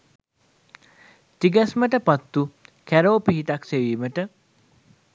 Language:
Sinhala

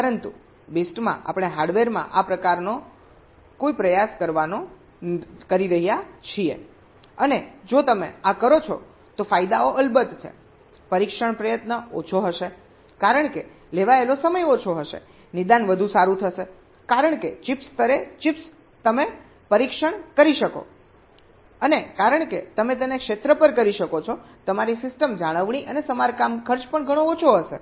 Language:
Gujarati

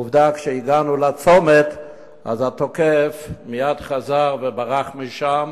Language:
Hebrew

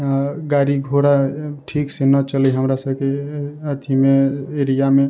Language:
Maithili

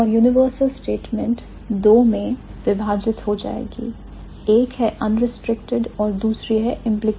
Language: Hindi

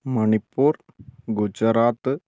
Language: Malayalam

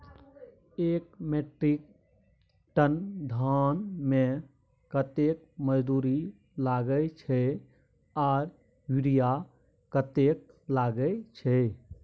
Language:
Maithili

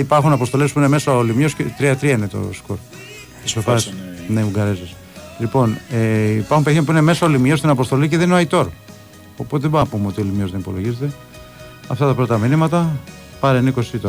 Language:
Greek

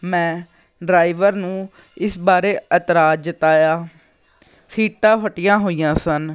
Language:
Punjabi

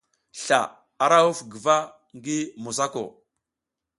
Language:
South Giziga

